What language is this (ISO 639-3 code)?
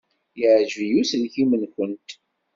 kab